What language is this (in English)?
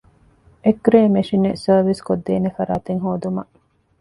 Divehi